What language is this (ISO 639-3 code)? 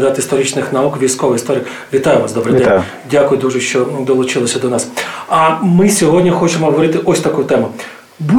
ukr